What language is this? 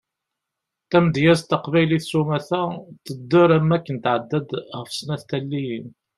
Kabyle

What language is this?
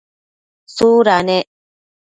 Matsés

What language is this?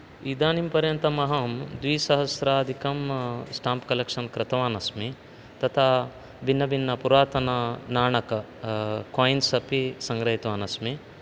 Sanskrit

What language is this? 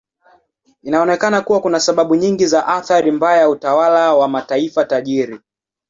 Swahili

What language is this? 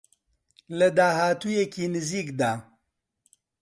Central Kurdish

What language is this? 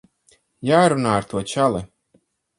Latvian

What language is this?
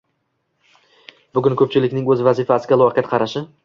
Uzbek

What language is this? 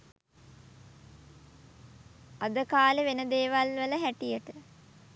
Sinhala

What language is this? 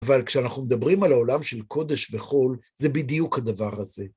Hebrew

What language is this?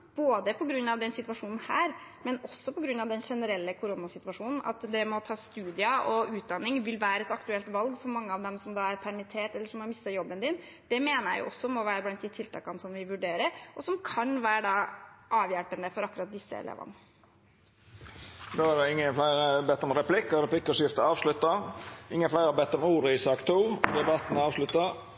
Norwegian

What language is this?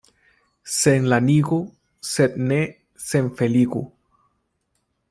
Esperanto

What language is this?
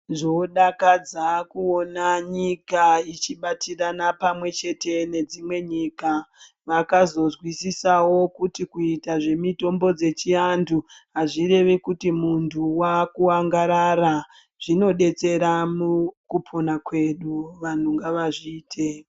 Ndau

